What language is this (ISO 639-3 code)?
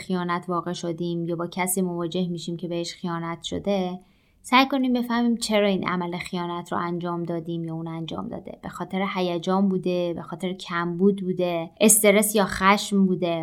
fas